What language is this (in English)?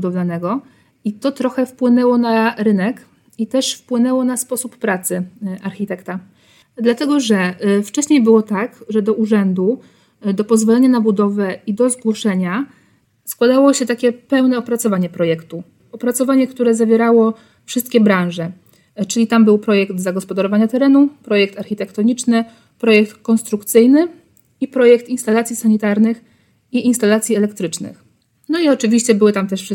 Polish